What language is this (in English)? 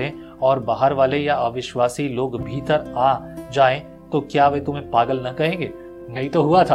Hindi